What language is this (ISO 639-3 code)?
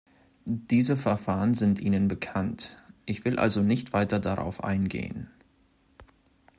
deu